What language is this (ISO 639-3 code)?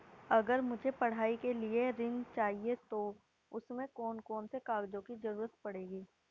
hin